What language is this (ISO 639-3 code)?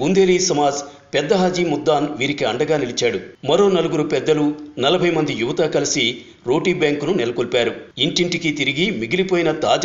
ita